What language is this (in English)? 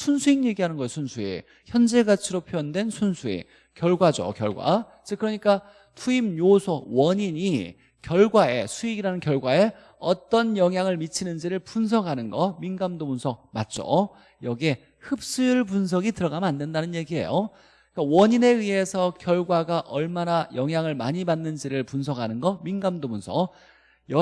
Korean